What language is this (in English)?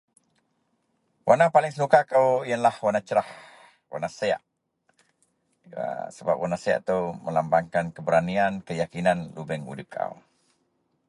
Central Melanau